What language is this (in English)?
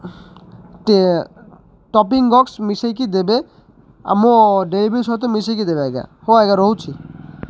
Odia